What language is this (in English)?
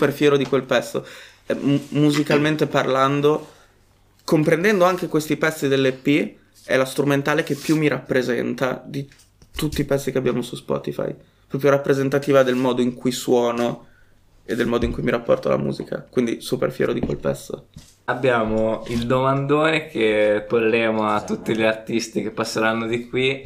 Italian